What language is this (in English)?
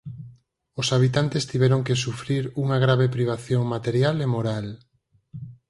Galician